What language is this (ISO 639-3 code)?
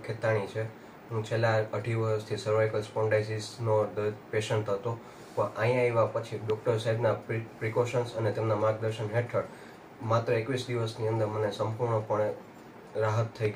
ind